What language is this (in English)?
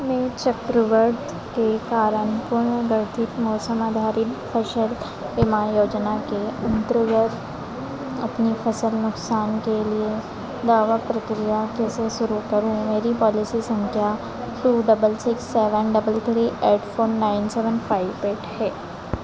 Hindi